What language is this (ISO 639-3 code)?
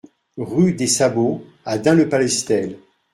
fra